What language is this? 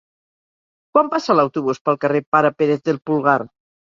Catalan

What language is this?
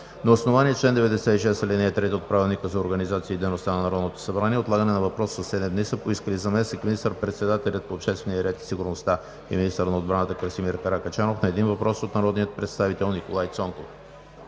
Bulgarian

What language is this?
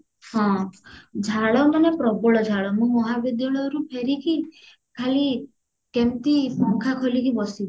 Odia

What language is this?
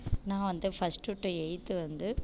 Tamil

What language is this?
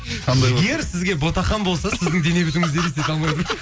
Kazakh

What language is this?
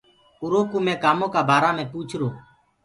Gurgula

